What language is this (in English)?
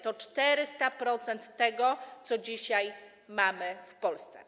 Polish